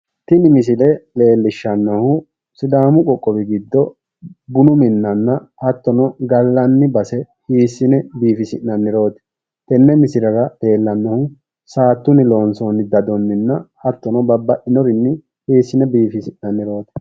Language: Sidamo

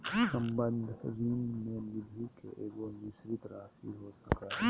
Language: Magahi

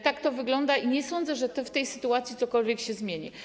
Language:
Polish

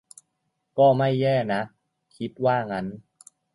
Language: Thai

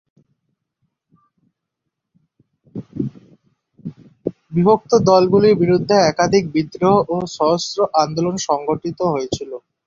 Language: Bangla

